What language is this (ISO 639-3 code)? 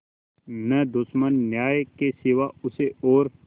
hin